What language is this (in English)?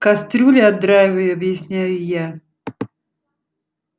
Russian